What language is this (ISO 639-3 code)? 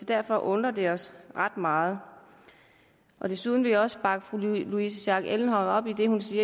dan